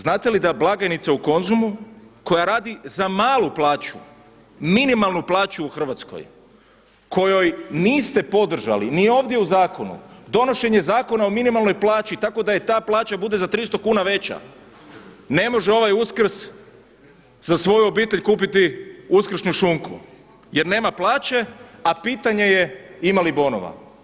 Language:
Croatian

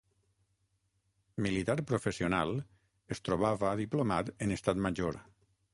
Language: Catalan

